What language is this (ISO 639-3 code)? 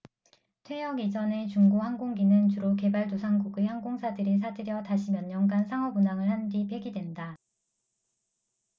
kor